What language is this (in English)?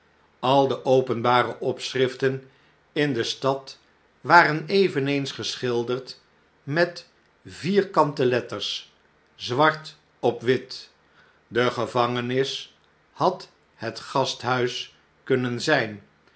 Dutch